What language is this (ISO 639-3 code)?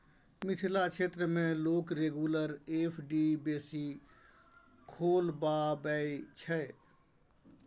mai